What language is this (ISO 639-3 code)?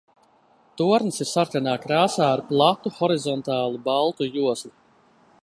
lav